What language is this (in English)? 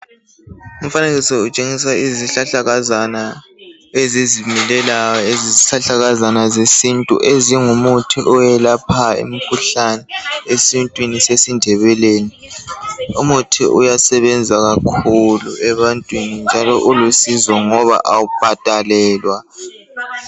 North Ndebele